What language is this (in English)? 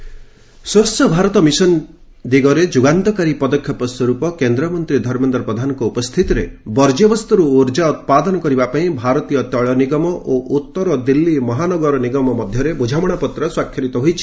Odia